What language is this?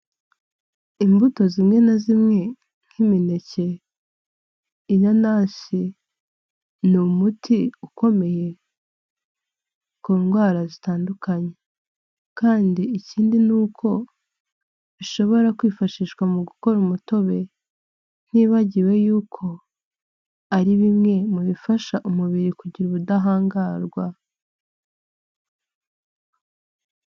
Kinyarwanda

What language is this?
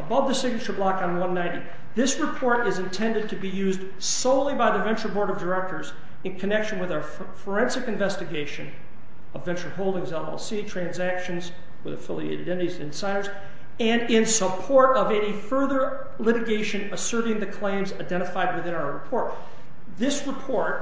English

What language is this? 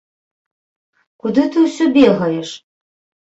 Belarusian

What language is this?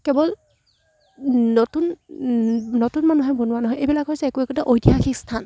Assamese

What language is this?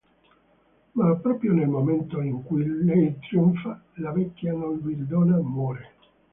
Italian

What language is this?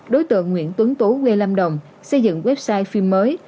Vietnamese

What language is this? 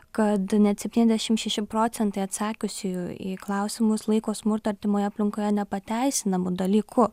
Lithuanian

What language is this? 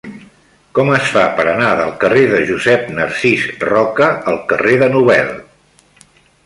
Catalan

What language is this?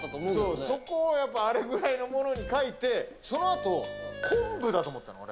Japanese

